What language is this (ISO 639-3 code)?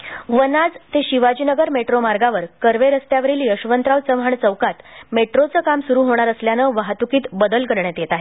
mar